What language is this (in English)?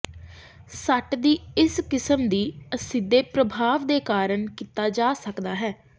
Punjabi